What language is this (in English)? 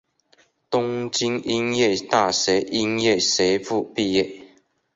Chinese